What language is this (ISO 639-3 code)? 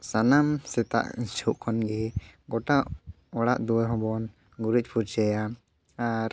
sat